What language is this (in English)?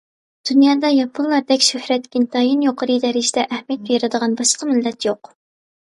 Uyghur